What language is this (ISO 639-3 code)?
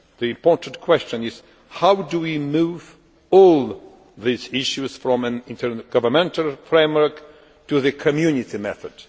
eng